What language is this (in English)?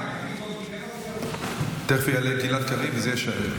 Hebrew